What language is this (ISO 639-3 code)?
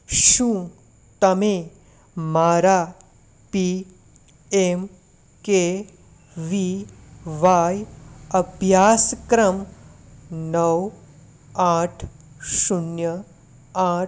guj